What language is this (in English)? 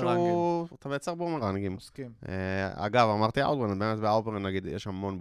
Hebrew